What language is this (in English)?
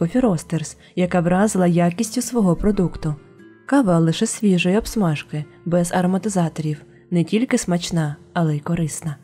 Ukrainian